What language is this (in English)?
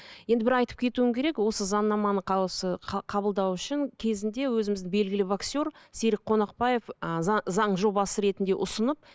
Kazakh